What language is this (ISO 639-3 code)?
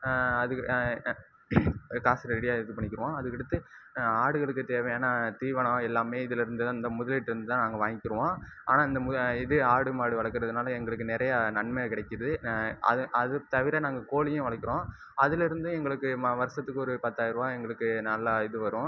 tam